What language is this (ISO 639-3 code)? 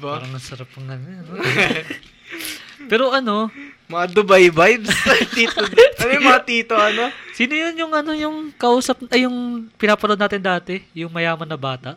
fil